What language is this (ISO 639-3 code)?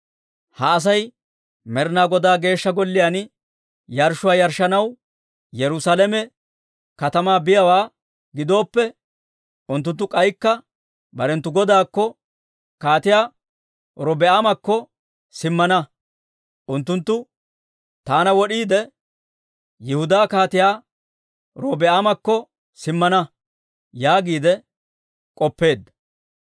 dwr